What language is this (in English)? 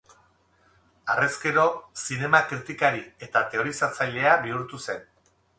Basque